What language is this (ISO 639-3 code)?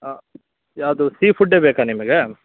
kan